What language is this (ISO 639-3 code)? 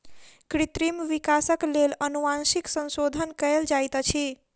mai